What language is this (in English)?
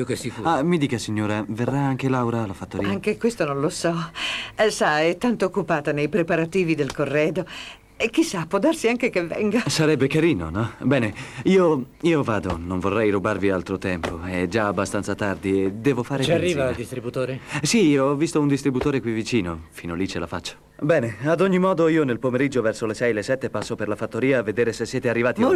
Italian